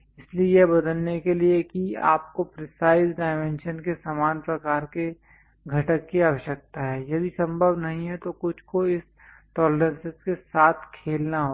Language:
Hindi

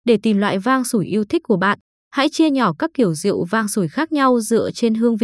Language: Vietnamese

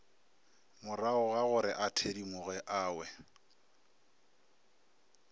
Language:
Northern Sotho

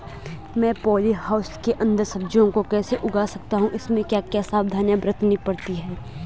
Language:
Hindi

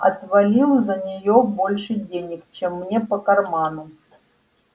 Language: Russian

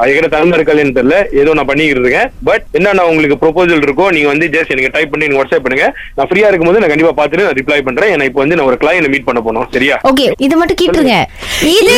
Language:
Tamil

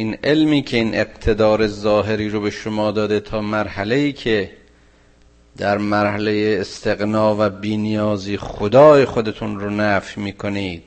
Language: Persian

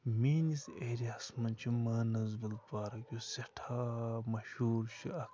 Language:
Kashmiri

